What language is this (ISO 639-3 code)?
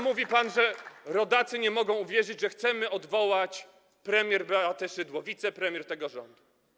pol